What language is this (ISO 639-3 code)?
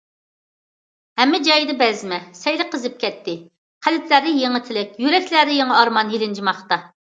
uig